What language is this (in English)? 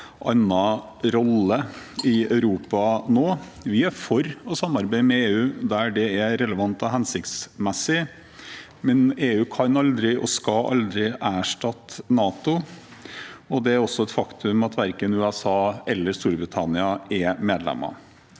Norwegian